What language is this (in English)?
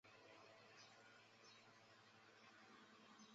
Chinese